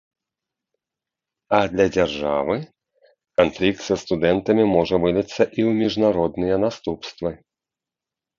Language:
Belarusian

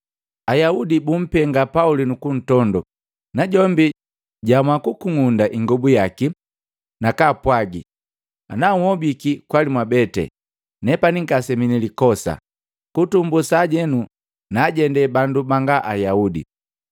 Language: Matengo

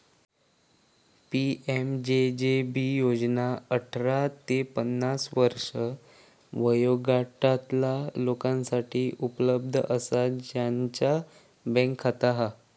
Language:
Marathi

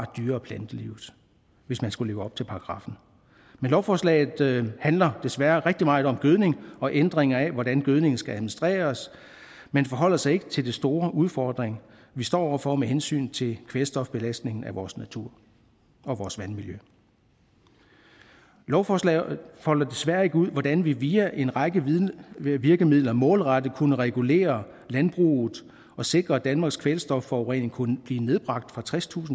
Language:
Danish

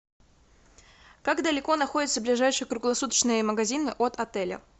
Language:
Russian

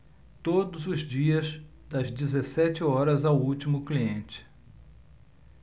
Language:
Portuguese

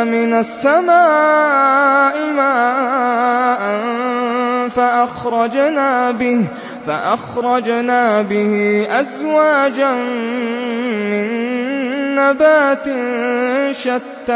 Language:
Arabic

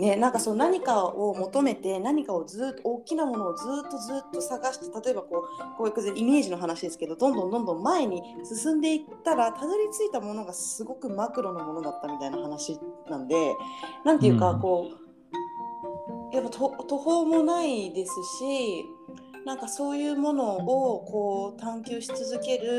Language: Japanese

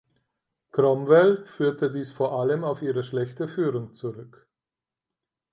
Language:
German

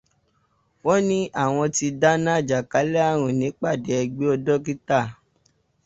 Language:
Yoruba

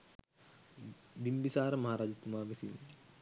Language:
Sinhala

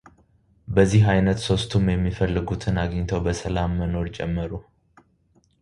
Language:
Amharic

